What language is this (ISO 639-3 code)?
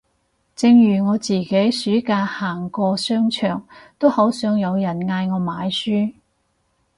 yue